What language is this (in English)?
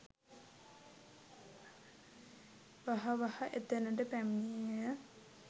Sinhala